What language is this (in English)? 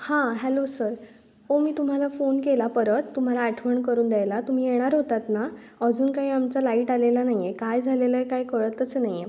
Marathi